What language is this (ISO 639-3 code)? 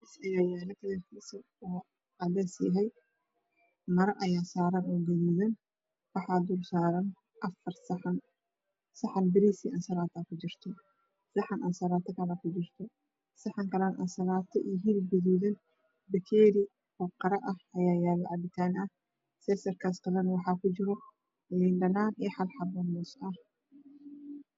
som